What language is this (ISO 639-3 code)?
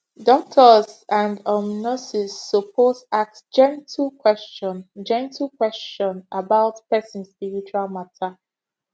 pcm